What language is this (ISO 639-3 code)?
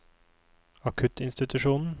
nor